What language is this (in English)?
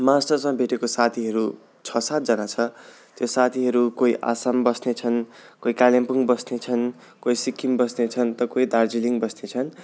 Nepali